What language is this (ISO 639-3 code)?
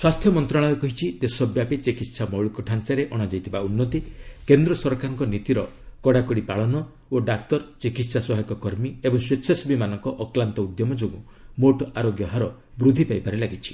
ori